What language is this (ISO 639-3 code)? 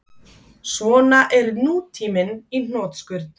isl